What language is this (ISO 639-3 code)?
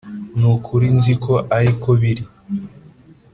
kin